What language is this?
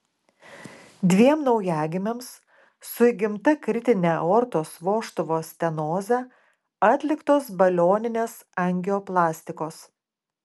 Lithuanian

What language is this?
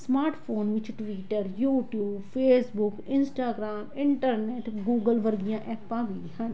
Punjabi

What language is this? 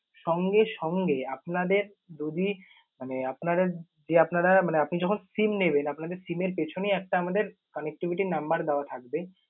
Bangla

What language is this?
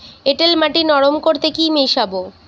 Bangla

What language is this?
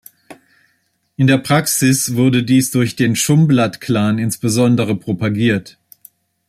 German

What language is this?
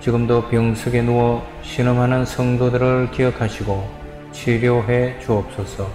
Korean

